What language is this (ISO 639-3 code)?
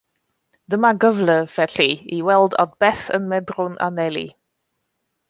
cym